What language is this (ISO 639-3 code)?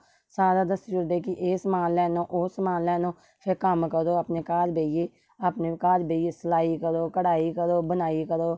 doi